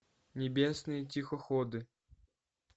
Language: Russian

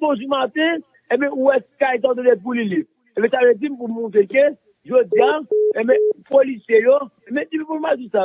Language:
French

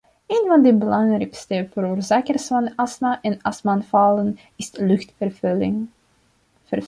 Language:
Dutch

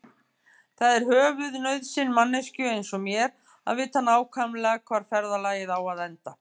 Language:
Icelandic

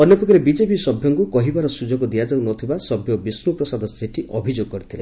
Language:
Odia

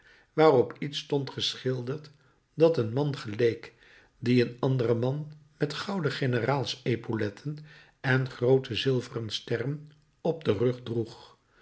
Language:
Dutch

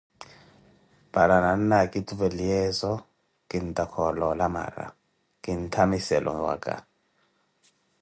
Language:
Koti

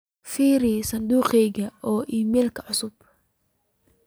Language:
Somali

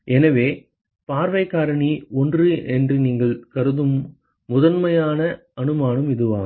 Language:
Tamil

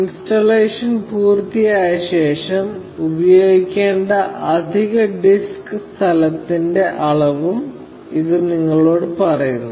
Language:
Malayalam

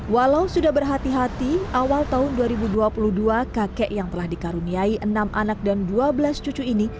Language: Indonesian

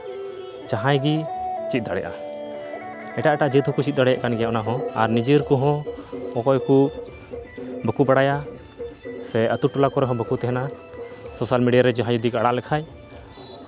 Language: Santali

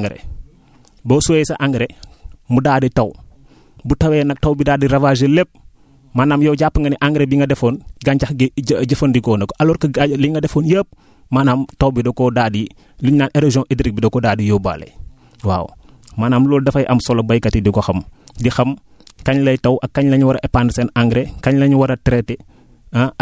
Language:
Wolof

